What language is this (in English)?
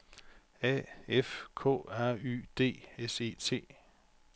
Danish